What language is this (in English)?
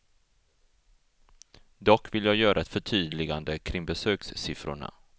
Swedish